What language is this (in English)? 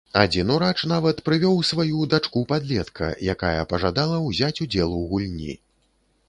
Belarusian